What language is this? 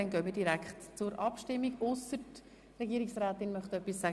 Swiss German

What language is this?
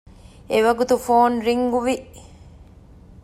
Divehi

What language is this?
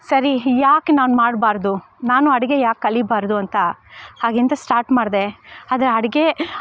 Kannada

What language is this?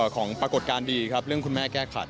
Thai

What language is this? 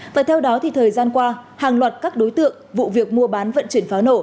Vietnamese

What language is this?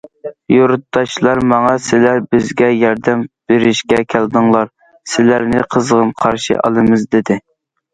Uyghur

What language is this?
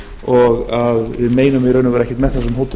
Icelandic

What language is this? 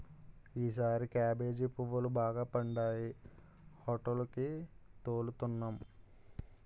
Telugu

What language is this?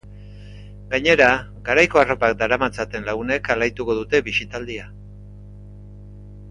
Basque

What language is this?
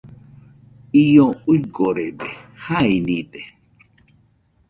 Nüpode Huitoto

